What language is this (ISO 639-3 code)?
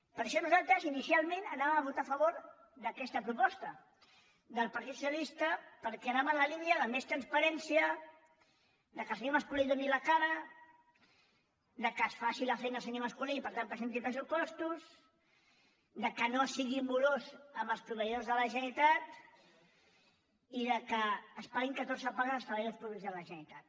cat